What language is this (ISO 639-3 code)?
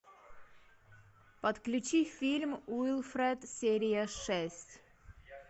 rus